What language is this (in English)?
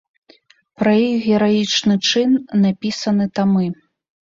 Belarusian